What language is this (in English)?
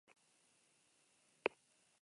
Basque